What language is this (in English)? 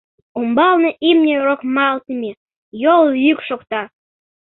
Mari